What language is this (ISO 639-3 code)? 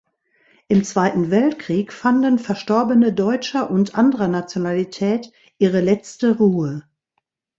deu